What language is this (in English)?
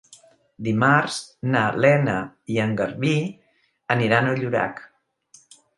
Catalan